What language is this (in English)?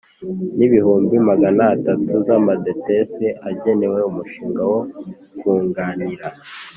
Kinyarwanda